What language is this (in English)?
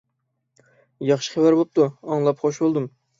Uyghur